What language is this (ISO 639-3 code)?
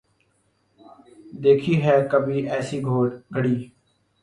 urd